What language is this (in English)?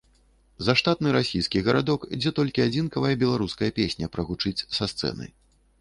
Belarusian